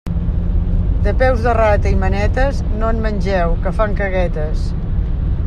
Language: Catalan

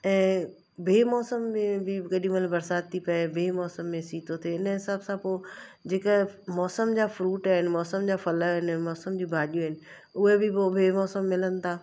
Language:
Sindhi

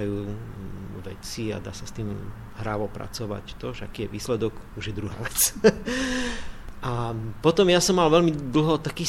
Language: Slovak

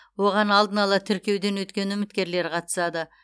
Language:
Kazakh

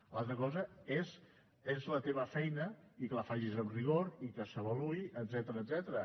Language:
Catalan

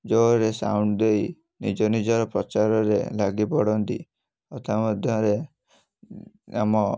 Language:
Odia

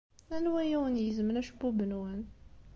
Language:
Kabyle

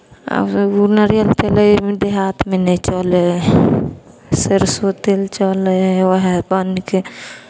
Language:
Maithili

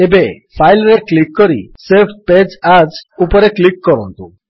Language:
Odia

